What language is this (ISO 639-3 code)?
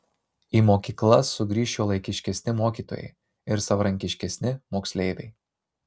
lit